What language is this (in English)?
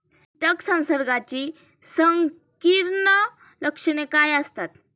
Marathi